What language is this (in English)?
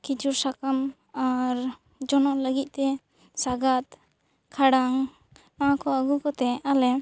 Santali